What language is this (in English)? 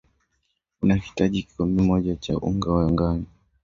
Swahili